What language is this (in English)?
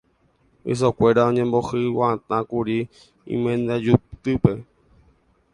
Guarani